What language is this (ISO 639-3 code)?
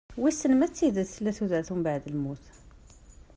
kab